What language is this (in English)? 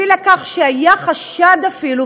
Hebrew